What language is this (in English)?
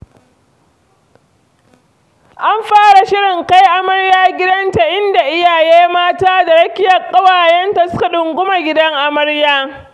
Hausa